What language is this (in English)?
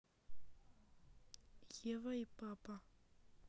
Russian